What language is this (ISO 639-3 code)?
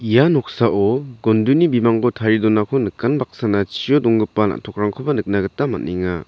grt